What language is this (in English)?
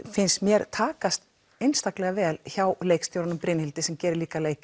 Icelandic